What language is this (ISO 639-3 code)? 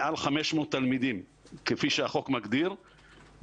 heb